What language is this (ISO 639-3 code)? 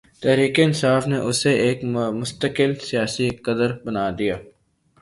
urd